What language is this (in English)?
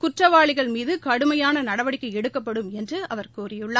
Tamil